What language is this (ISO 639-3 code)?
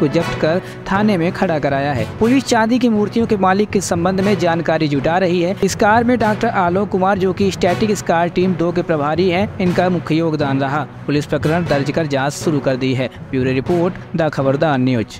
hin